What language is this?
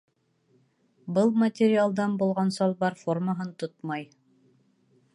Bashkir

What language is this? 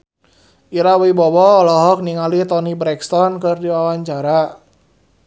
Sundanese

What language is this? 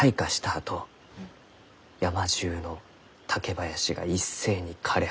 Japanese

